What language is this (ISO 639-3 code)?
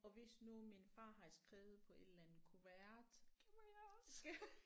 dan